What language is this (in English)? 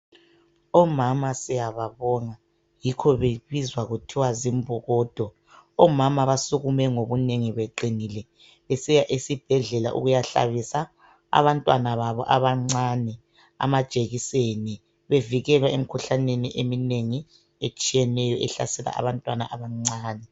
North Ndebele